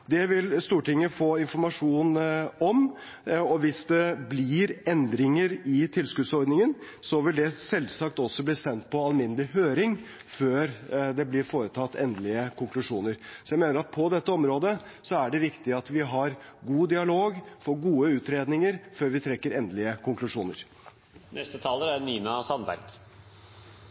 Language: Norwegian Bokmål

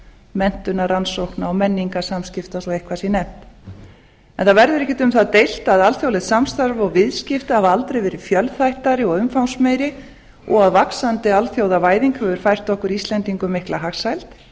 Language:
Icelandic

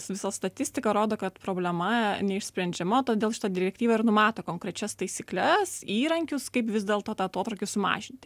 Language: Lithuanian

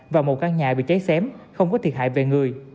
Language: Vietnamese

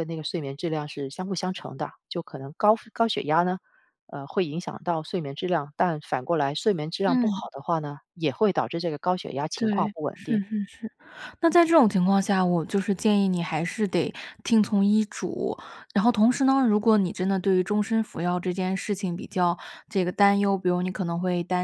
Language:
Chinese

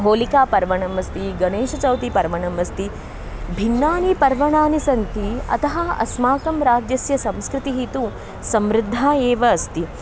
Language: Sanskrit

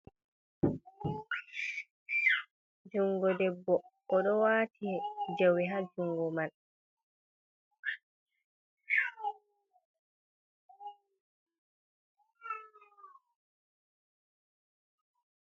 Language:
Fula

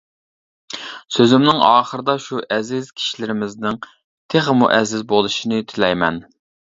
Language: Uyghur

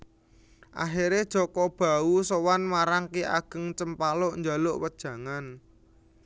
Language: Javanese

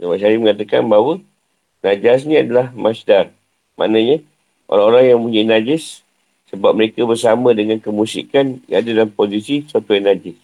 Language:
Malay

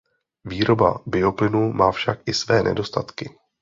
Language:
Czech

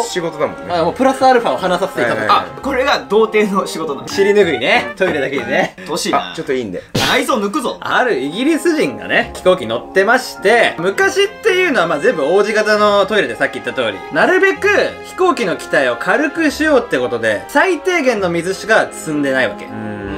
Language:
Japanese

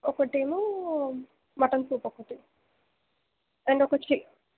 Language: Telugu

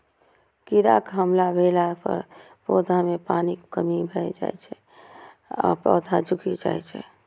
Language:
Maithili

